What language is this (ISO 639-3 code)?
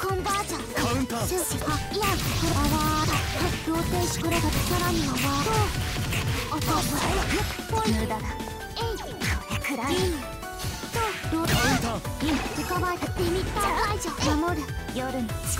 jpn